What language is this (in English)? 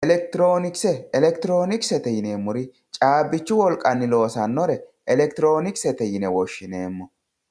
Sidamo